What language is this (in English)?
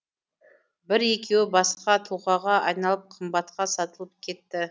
Kazakh